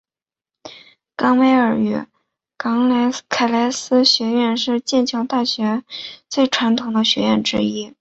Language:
Chinese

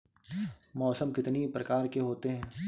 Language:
Hindi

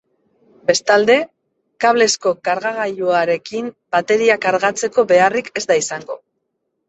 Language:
Basque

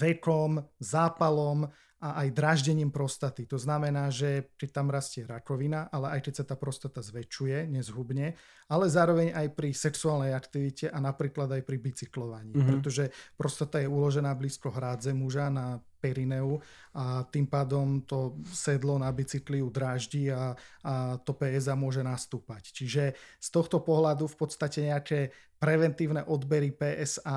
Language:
Slovak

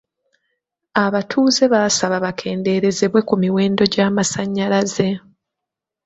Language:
Ganda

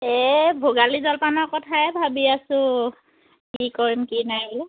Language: Assamese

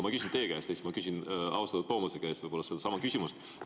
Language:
Estonian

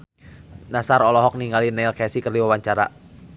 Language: Sundanese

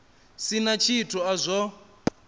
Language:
Venda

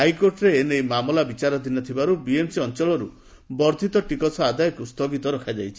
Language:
Odia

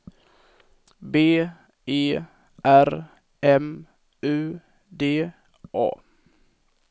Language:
Swedish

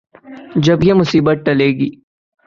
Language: Urdu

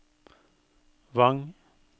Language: Norwegian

